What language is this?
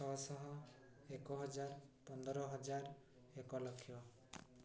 Odia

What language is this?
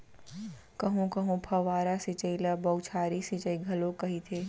Chhattisgarhi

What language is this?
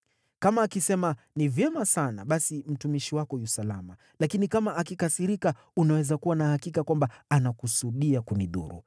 Swahili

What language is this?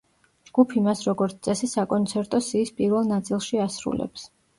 Georgian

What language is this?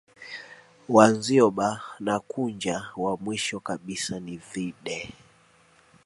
Swahili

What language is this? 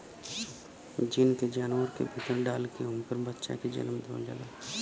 Bhojpuri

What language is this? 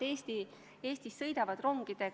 Estonian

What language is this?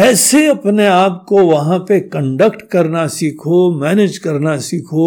Hindi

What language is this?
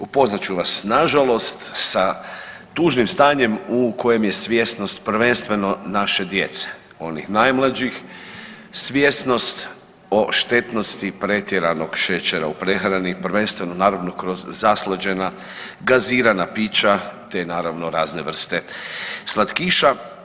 Croatian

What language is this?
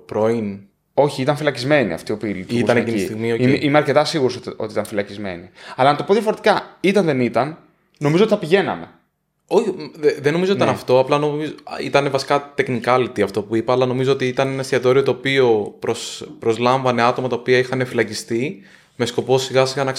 Greek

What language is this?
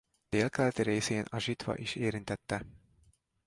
Hungarian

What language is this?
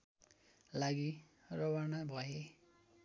Nepali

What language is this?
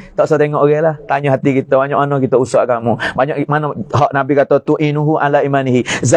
Malay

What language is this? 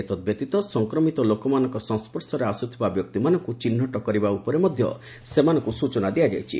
Odia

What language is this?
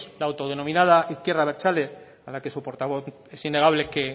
Spanish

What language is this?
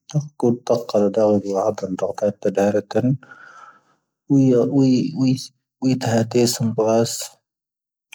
Tahaggart Tamahaq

